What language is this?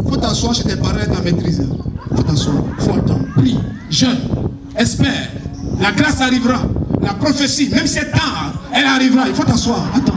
French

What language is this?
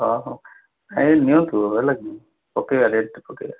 Odia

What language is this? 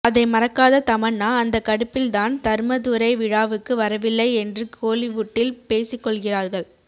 Tamil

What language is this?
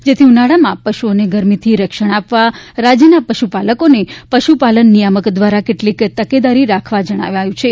Gujarati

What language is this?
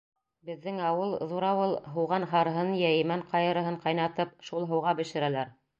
Bashkir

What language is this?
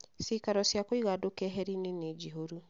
Kikuyu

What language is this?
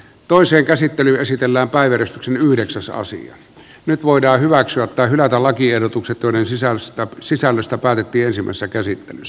Finnish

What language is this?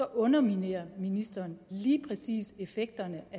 Danish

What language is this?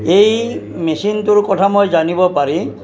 Assamese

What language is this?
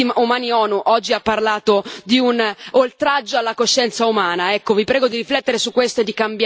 Italian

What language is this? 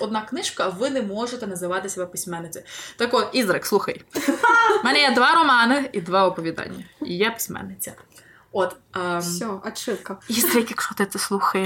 Ukrainian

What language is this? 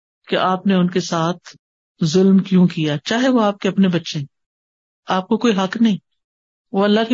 Urdu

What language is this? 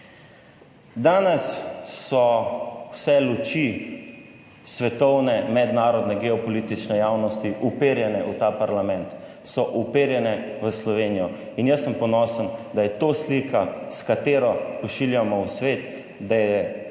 Slovenian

